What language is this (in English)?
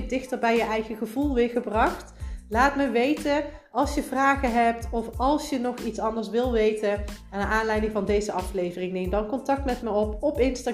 Dutch